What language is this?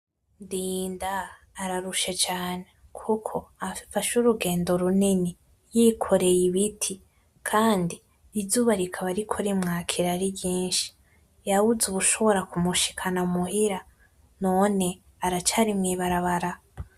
Rundi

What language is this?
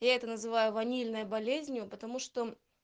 Russian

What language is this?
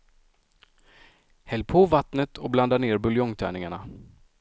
Swedish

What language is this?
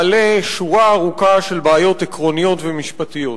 Hebrew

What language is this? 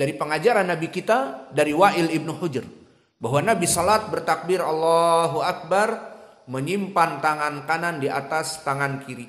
Indonesian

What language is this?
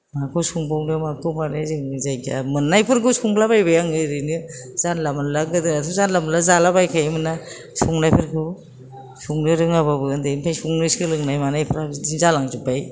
Bodo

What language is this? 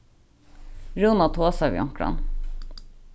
Faroese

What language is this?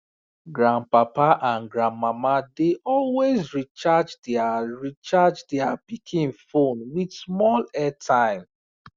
Nigerian Pidgin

